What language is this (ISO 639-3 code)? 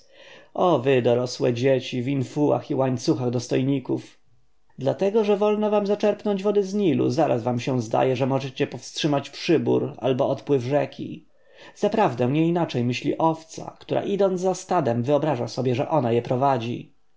pol